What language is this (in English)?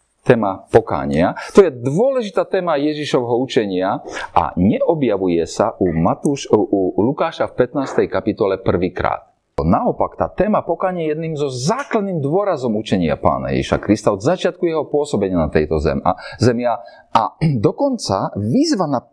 Slovak